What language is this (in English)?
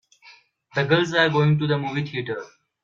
English